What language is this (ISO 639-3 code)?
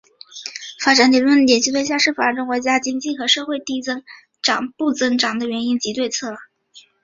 zho